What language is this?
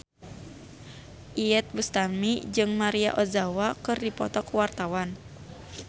Sundanese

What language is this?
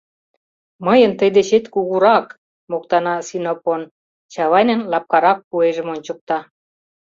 Mari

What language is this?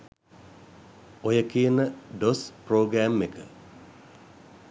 Sinhala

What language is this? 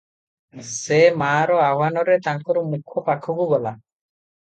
Odia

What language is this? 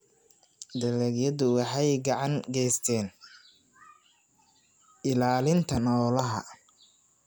Somali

